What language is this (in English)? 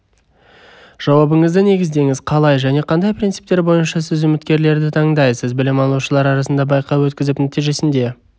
Kazakh